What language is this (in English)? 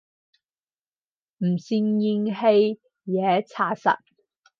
Cantonese